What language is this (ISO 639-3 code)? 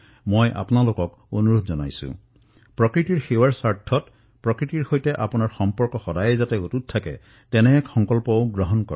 asm